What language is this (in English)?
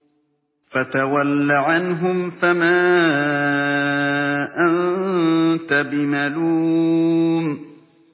Arabic